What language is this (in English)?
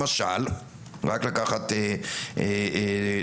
Hebrew